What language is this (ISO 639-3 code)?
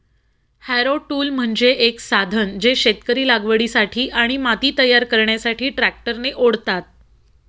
mar